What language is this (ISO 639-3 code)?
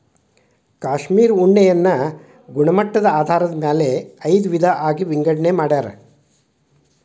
kan